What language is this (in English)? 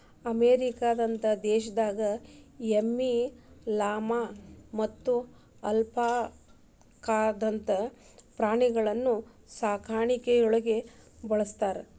Kannada